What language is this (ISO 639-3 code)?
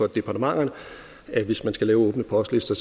dan